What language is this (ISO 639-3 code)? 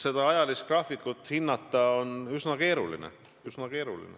est